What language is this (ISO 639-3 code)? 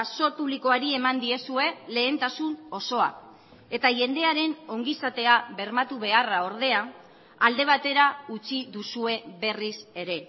eus